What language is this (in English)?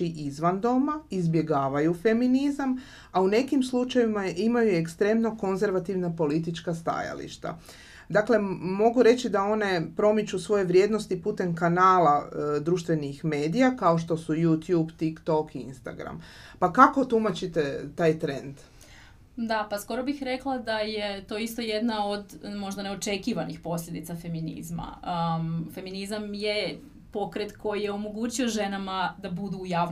Croatian